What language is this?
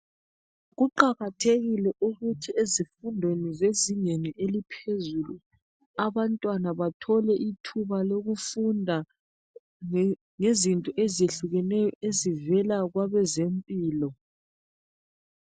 North Ndebele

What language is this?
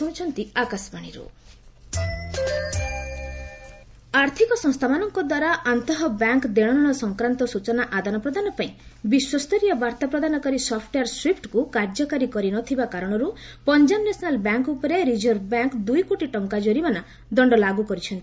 Odia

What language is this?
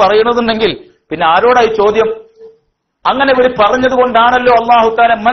Arabic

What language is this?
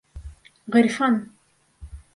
Bashkir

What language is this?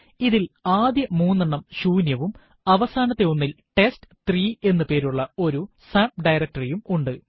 Malayalam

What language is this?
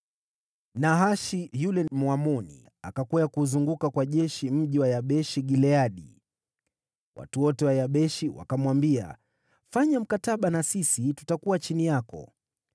Swahili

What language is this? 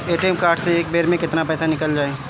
Bhojpuri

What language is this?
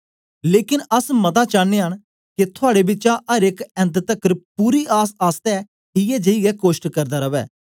Dogri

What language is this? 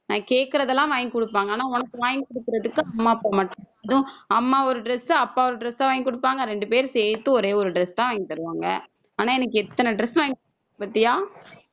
Tamil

